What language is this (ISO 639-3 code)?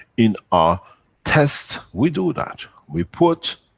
eng